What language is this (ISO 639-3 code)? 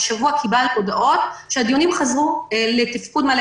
heb